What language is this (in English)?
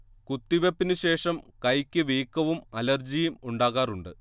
Malayalam